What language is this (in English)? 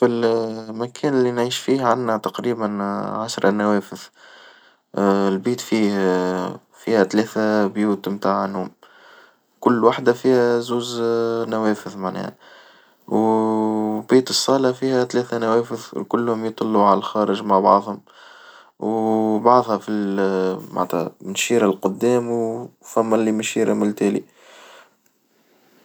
Tunisian Arabic